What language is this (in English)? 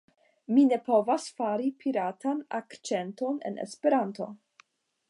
Esperanto